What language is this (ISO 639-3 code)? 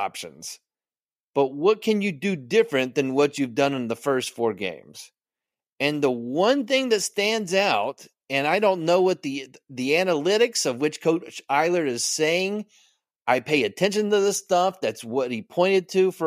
eng